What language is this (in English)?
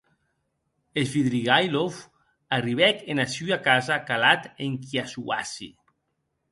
Occitan